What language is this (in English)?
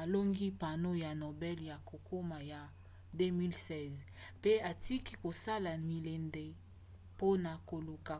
Lingala